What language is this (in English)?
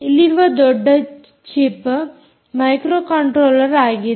Kannada